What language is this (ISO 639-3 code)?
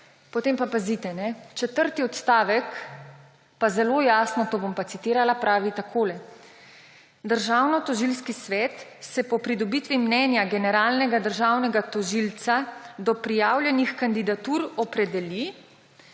slv